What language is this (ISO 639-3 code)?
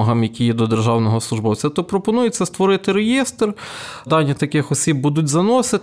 ukr